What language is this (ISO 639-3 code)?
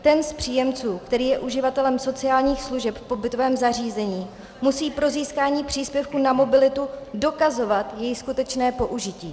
ces